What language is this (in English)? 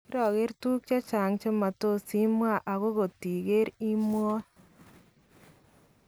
Kalenjin